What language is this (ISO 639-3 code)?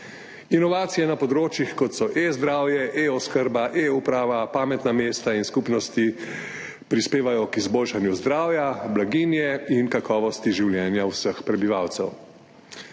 slv